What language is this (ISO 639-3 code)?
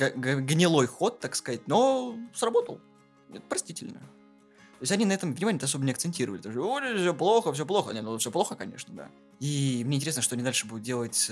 rus